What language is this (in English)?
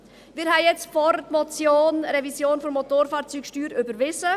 Swiss German